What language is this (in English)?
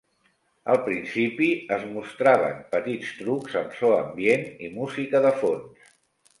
Catalan